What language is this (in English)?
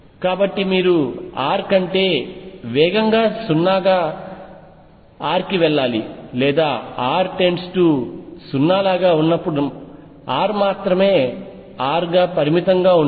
Telugu